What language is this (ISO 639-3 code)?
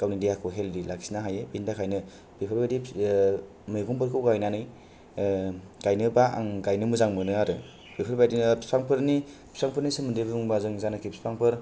brx